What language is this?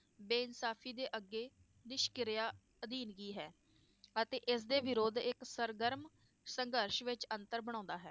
Punjabi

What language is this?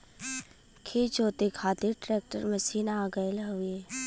Bhojpuri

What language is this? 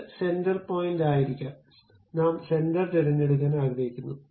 Malayalam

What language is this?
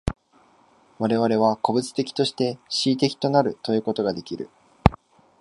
Japanese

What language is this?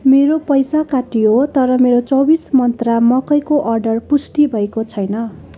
Nepali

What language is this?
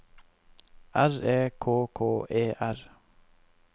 Norwegian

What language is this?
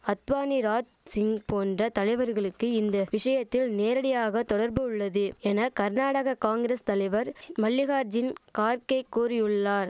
Tamil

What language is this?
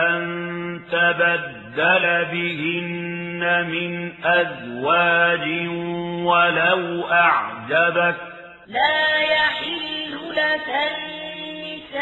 Arabic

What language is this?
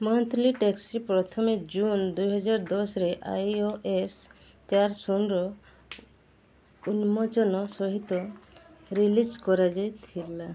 Odia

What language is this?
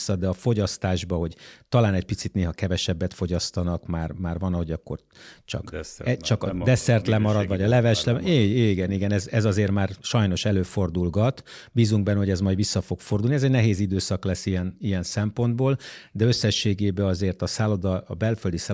Hungarian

